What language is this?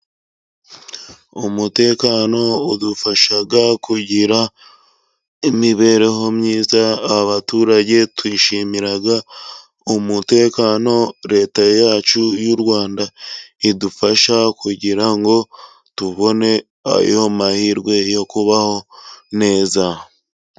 Kinyarwanda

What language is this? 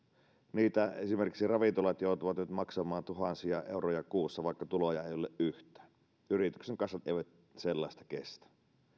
Finnish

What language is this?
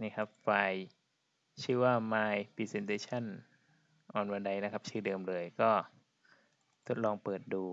Thai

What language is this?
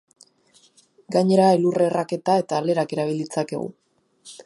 Basque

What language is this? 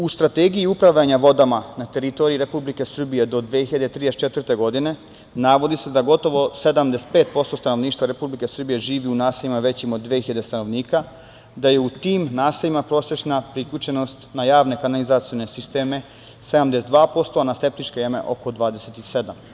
Serbian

